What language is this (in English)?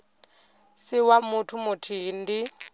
Venda